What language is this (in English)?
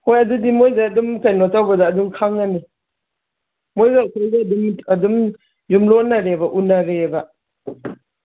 Manipuri